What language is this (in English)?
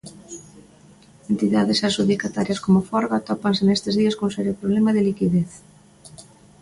Galician